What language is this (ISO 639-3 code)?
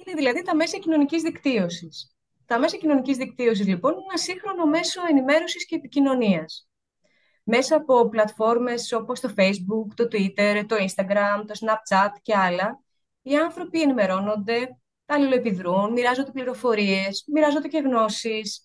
ell